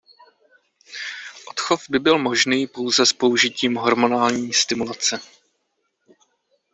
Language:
Czech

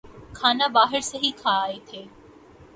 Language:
Urdu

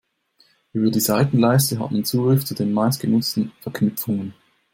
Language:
German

